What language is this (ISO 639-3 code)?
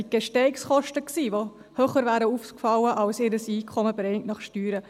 gsw